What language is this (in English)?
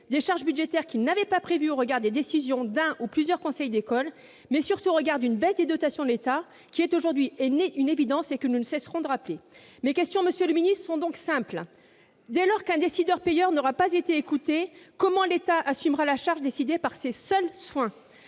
French